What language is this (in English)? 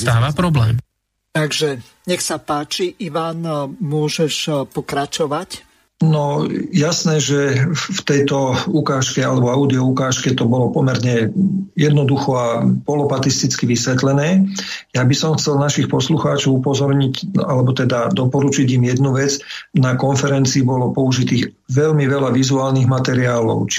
Slovak